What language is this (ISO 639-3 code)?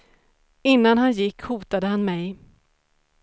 swe